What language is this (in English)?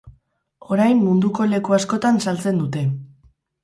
Basque